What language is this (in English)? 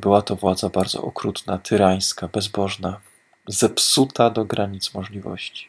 Polish